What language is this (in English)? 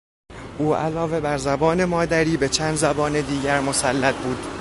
Persian